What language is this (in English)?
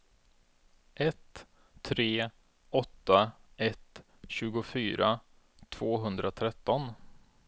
Swedish